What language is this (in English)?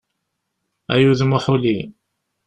Kabyle